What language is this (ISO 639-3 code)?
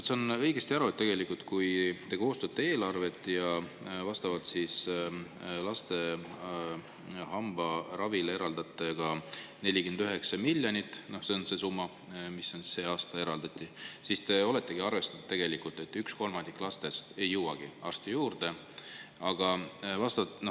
est